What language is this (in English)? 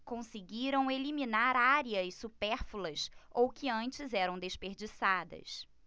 Portuguese